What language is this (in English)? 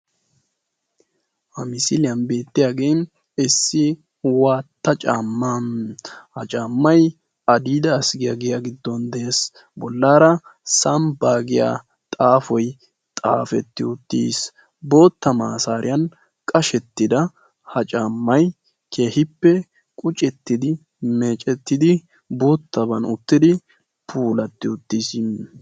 Wolaytta